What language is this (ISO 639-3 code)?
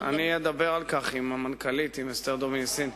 heb